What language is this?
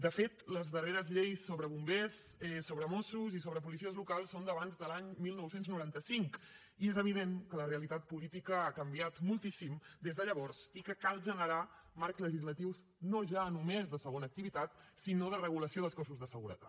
Catalan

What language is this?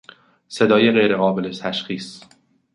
Persian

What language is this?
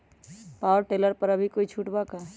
Magahi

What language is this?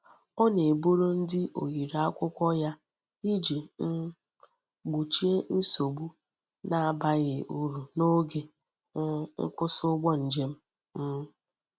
Igbo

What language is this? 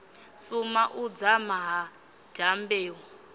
Venda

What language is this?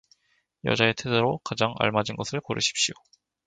Korean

